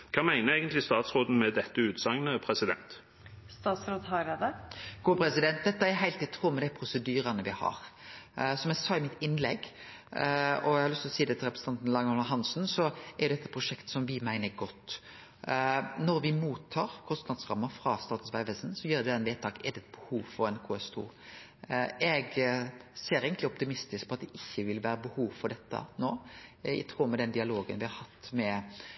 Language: Norwegian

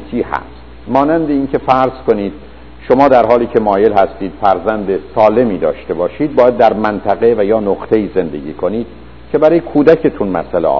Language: Persian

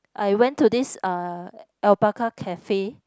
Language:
English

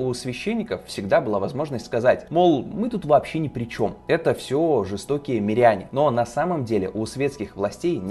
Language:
Russian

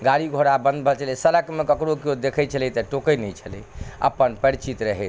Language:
Maithili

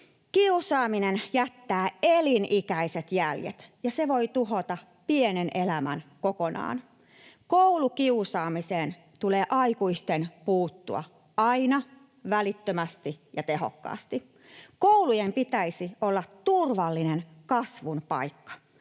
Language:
Finnish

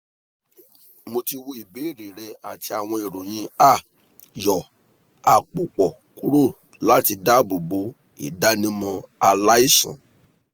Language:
Yoruba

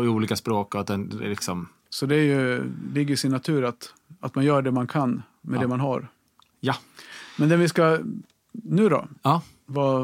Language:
Swedish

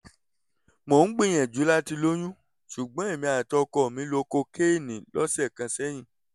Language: Yoruba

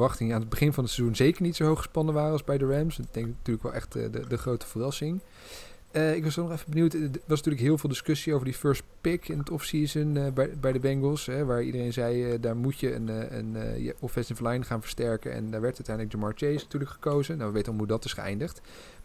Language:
Dutch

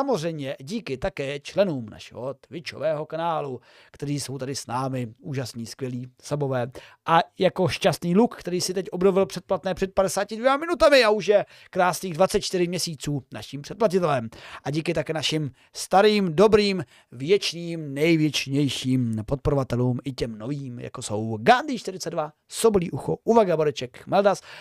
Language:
Czech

